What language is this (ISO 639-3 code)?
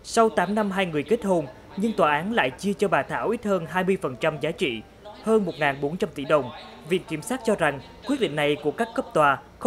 vie